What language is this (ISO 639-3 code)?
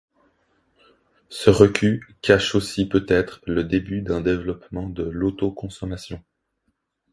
fra